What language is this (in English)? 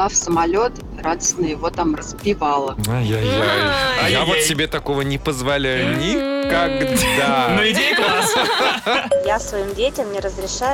Russian